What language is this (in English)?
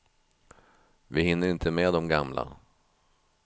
Swedish